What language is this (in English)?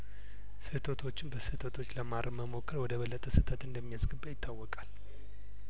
Amharic